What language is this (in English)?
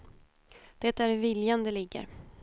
Swedish